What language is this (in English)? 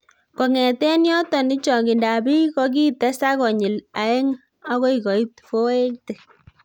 Kalenjin